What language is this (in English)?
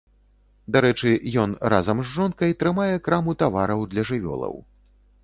Belarusian